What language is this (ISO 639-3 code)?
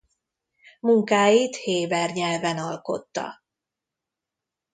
hun